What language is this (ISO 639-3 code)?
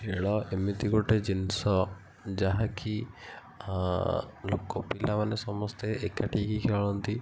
ori